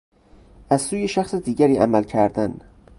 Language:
Persian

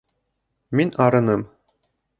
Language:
Bashkir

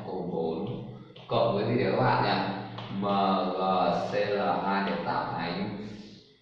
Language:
Vietnamese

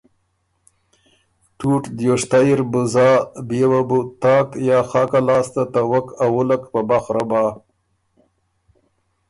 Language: Ormuri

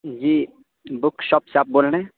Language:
Urdu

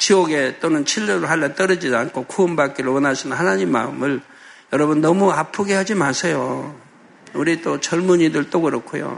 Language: Korean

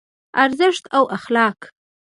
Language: Pashto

